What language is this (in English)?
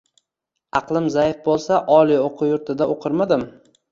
Uzbek